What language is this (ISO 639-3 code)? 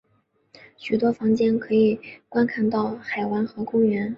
zho